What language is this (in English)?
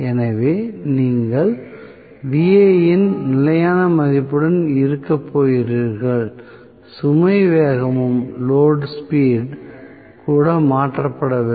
Tamil